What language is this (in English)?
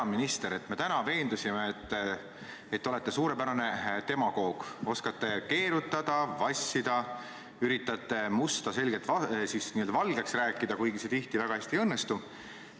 Estonian